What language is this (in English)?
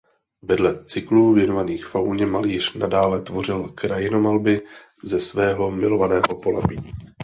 Czech